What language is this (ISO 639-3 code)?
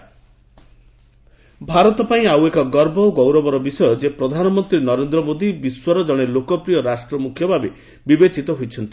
ori